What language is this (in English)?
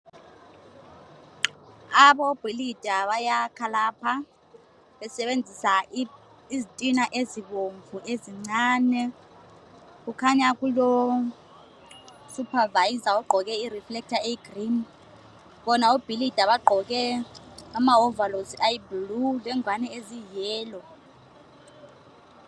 North Ndebele